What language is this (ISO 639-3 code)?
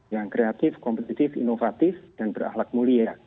ind